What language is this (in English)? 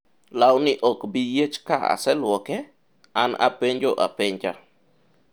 Luo (Kenya and Tanzania)